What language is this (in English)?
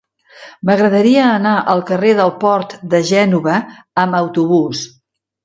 Catalan